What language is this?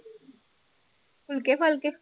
Punjabi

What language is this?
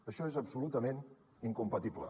Catalan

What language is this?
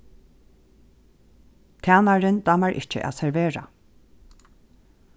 Faroese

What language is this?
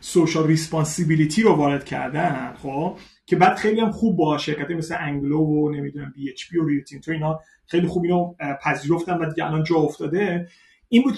Persian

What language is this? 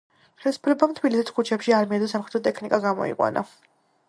Georgian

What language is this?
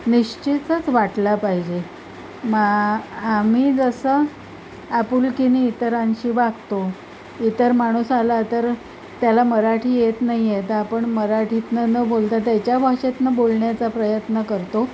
Marathi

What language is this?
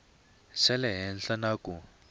Tsonga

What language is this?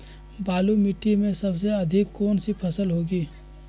Magahi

